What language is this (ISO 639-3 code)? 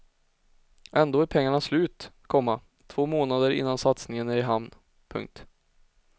swe